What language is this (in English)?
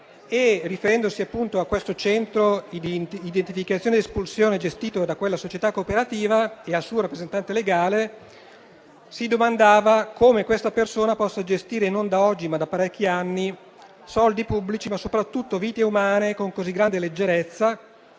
Italian